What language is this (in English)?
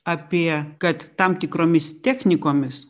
Lithuanian